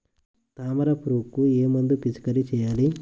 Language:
Telugu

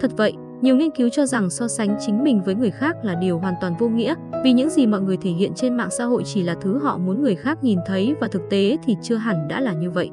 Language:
Vietnamese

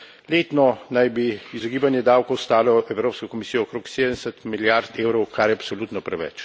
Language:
Slovenian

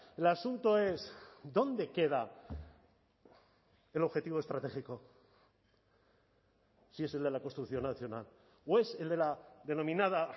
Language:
Spanish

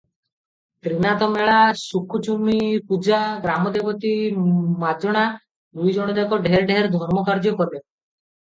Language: Odia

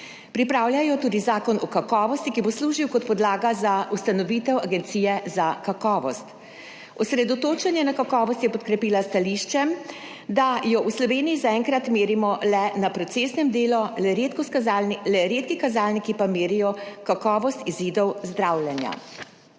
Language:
Slovenian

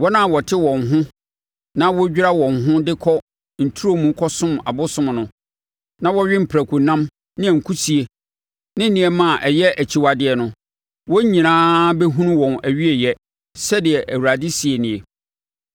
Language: Akan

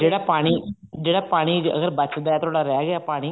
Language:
Punjabi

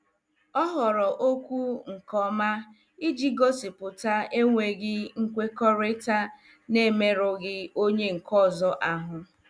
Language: Igbo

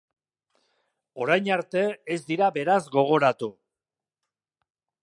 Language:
Basque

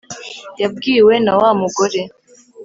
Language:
Kinyarwanda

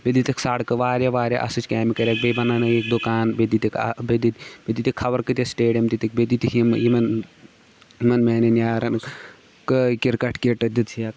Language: Kashmiri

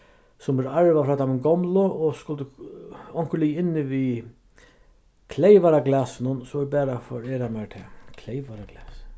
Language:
Faroese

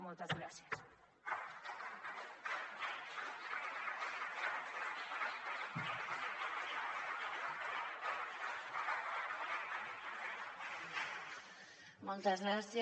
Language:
Catalan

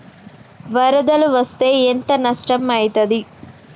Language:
Telugu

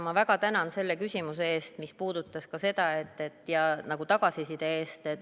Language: Estonian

